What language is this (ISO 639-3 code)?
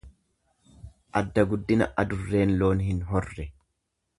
orm